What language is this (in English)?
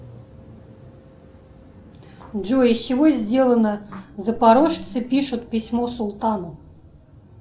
Russian